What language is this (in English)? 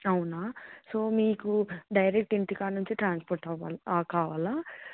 Telugu